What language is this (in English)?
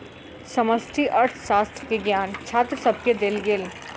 Maithili